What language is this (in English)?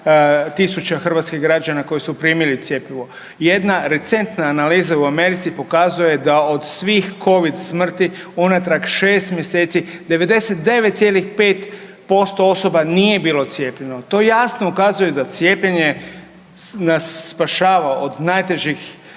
Croatian